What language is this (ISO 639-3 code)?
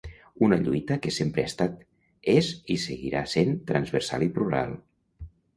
cat